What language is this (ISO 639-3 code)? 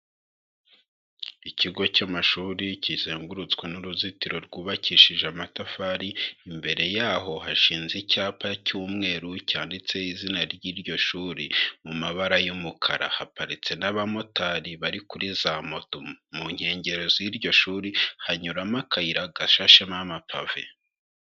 kin